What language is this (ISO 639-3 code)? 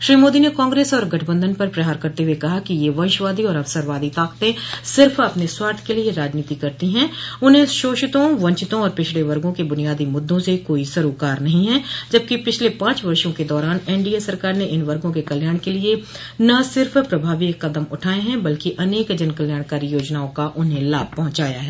hin